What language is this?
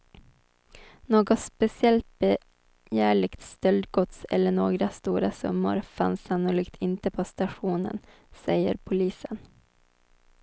Swedish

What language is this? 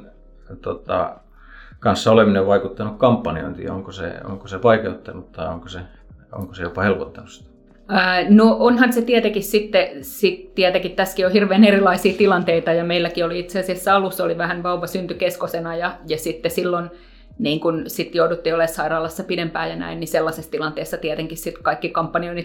Finnish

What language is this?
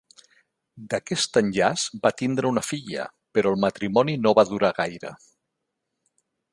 Catalan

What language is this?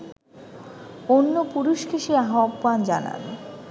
Bangla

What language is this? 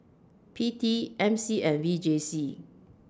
English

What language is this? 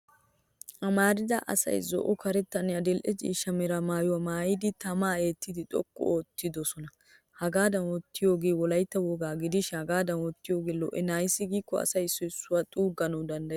Wolaytta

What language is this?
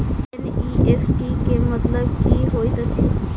Maithili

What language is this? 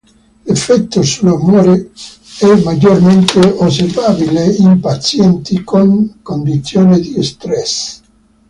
Italian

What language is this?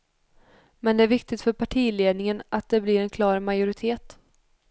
Swedish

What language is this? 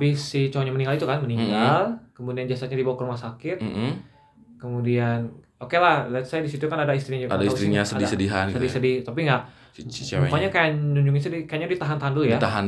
Indonesian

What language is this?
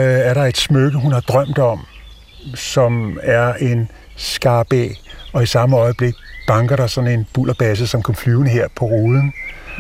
Danish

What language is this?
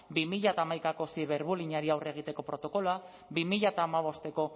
Basque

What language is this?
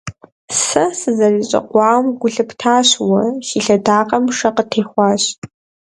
Kabardian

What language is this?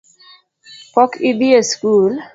Luo (Kenya and Tanzania)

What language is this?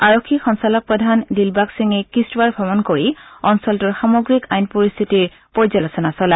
Assamese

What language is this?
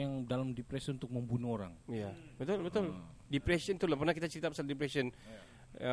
Malay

